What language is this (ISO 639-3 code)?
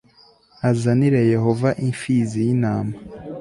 kin